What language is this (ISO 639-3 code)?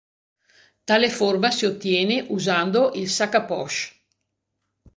ita